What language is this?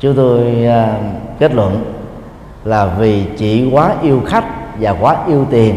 Vietnamese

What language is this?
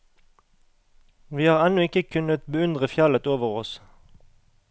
Norwegian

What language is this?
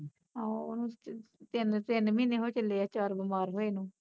Punjabi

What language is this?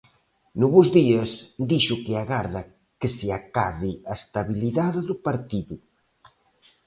Galician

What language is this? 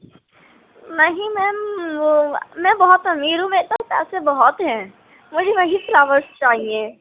Urdu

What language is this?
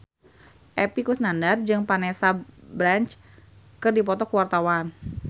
Sundanese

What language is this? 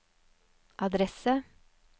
Norwegian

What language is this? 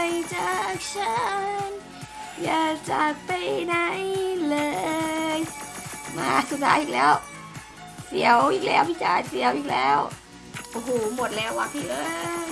Thai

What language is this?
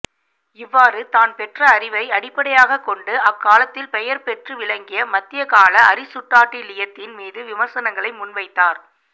Tamil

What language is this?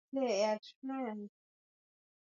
Swahili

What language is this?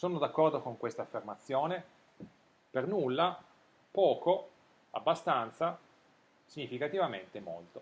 Italian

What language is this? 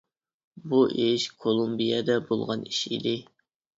Uyghur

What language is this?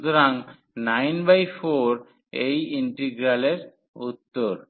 Bangla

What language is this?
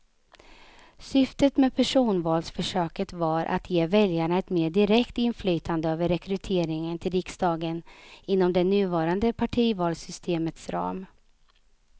Swedish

